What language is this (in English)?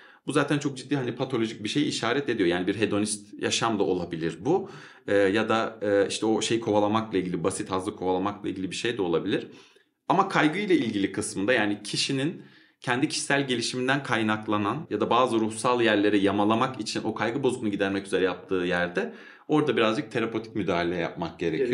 Turkish